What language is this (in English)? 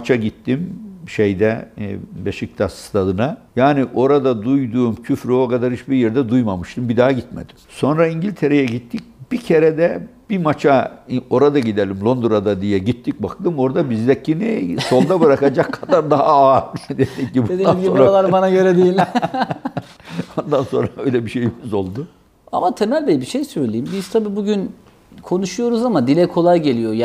Turkish